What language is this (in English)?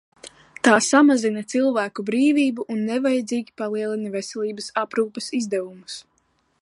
Latvian